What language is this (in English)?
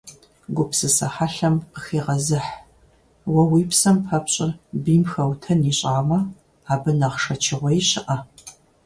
Kabardian